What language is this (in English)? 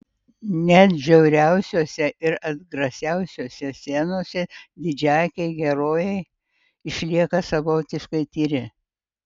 Lithuanian